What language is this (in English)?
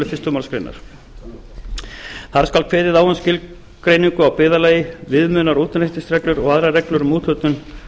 Icelandic